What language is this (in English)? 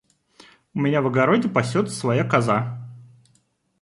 Russian